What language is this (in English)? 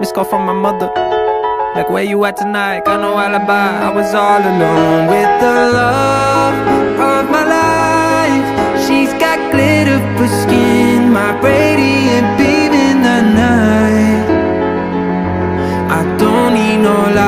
English